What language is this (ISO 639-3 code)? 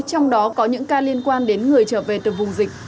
vie